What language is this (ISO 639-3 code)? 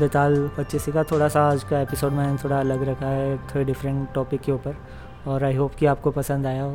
hin